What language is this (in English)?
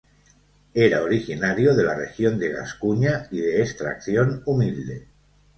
Spanish